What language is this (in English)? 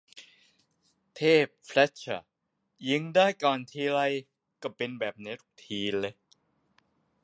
Thai